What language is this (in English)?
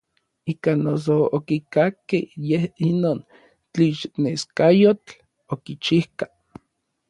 Orizaba Nahuatl